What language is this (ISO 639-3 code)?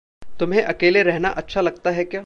hin